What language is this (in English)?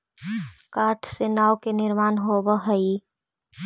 Magahi